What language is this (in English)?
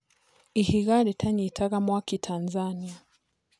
Kikuyu